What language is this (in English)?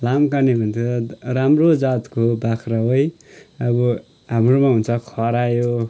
Nepali